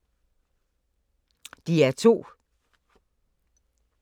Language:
Danish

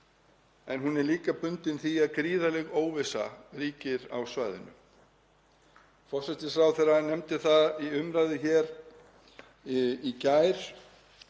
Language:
Icelandic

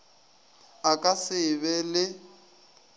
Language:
Northern Sotho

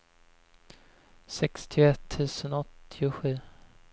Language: Swedish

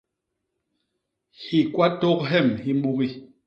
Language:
Basaa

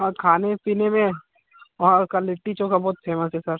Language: Hindi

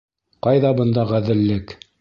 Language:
Bashkir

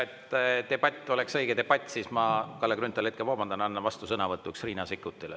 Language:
Estonian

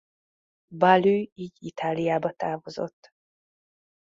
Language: Hungarian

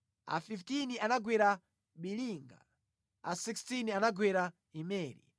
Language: Nyanja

